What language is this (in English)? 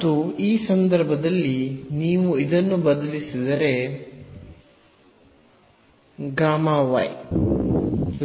Kannada